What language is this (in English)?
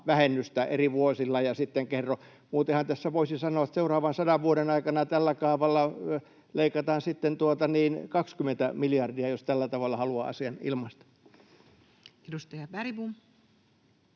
Finnish